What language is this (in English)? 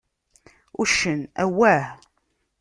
Kabyle